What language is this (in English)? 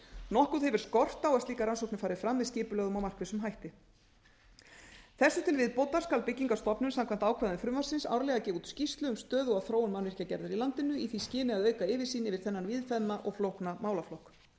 Icelandic